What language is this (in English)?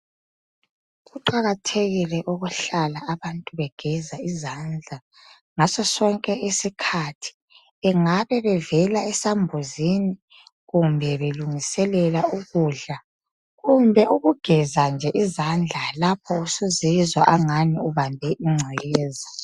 North Ndebele